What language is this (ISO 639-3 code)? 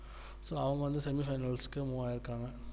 tam